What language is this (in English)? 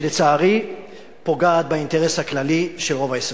Hebrew